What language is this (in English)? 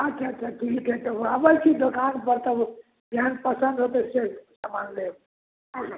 Maithili